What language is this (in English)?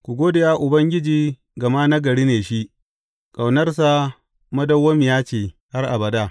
Hausa